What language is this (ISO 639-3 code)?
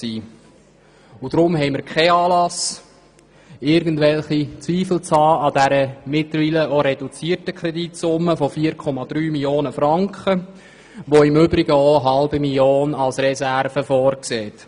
gsw